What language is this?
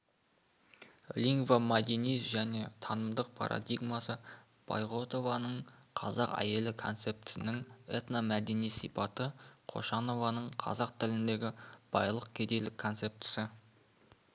Kazakh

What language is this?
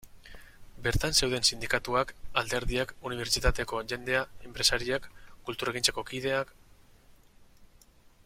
Basque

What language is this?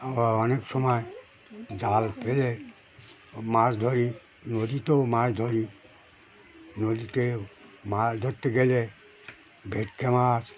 Bangla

